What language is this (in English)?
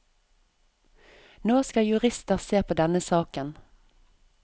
Norwegian